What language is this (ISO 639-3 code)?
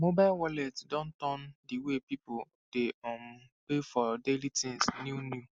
pcm